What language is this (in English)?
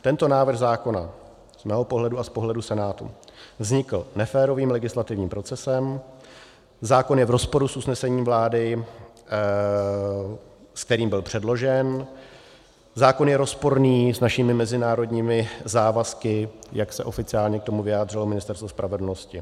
Czech